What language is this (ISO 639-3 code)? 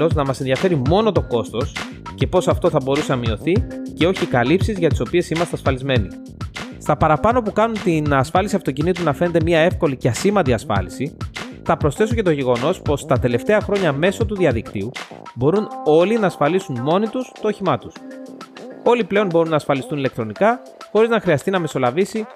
ell